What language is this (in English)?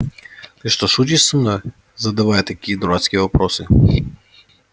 Russian